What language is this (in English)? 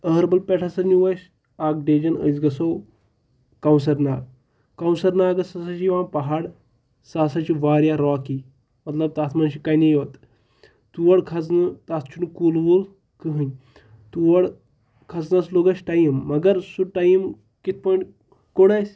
Kashmiri